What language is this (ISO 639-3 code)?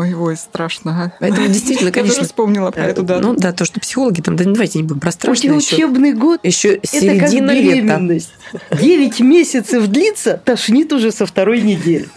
rus